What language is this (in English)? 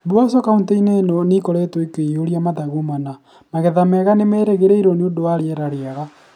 Kikuyu